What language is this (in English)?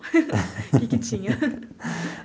Portuguese